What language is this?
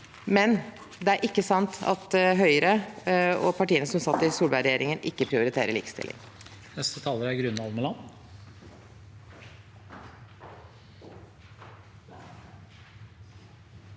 Norwegian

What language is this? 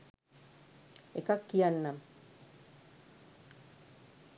Sinhala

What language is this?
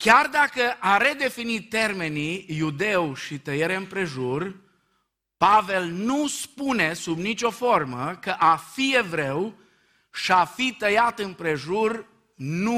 Romanian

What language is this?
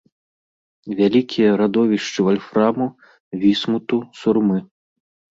Belarusian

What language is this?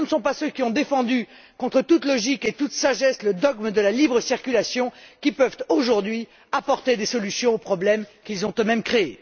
French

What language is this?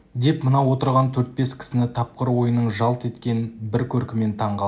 Kazakh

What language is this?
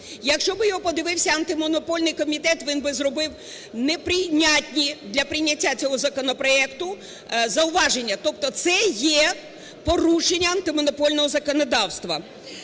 Ukrainian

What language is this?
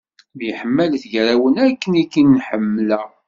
Kabyle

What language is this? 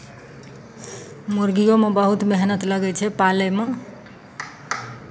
Maithili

